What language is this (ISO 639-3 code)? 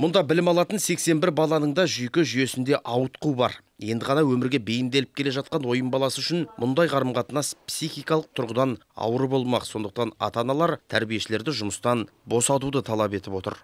tur